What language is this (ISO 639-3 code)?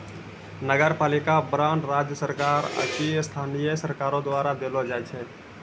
mai